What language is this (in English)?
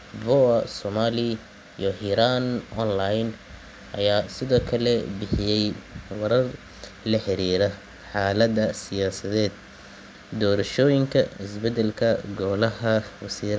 Somali